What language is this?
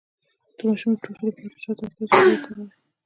Pashto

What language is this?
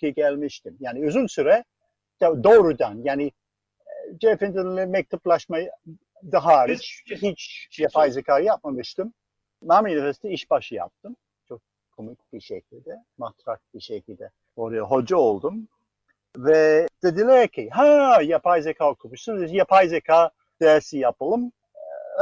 Turkish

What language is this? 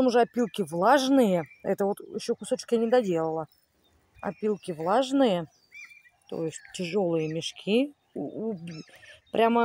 Russian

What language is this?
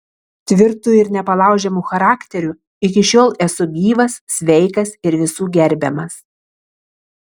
Lithuanian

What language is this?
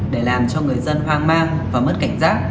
Vietnamese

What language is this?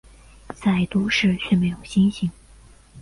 Chinese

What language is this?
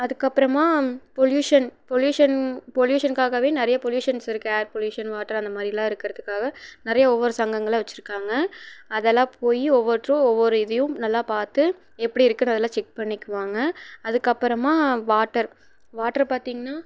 Tamil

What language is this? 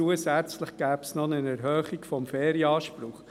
Swiss German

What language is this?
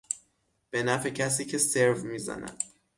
Persian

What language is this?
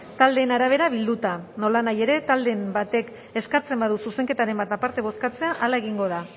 Basque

